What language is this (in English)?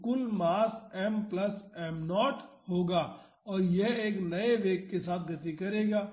Hindi